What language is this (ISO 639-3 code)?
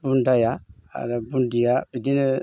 brx